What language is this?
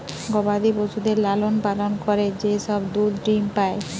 Bangla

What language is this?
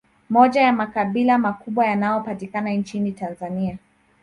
Swahili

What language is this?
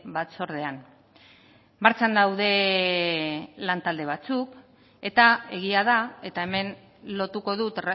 Basque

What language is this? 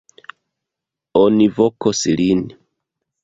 Esperanto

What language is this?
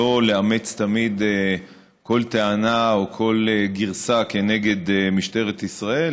Hebrew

